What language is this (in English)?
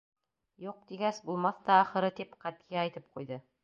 Bashkir